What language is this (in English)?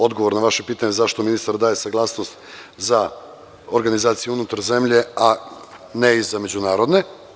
Serbian